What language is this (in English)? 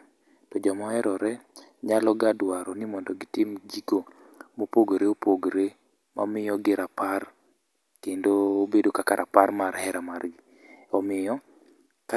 Luo (Kenya and Tanzania)